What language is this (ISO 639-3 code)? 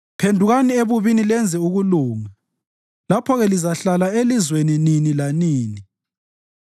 nde